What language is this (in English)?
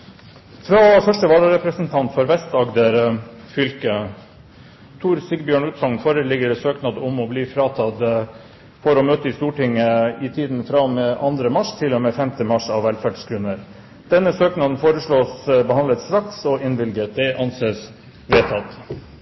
Norwegian Bokmål